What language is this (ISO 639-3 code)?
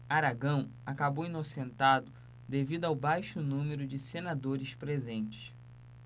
por